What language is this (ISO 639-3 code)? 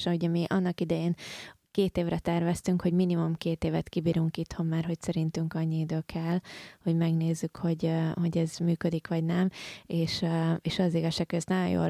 hun